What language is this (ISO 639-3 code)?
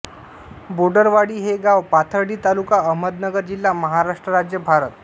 mar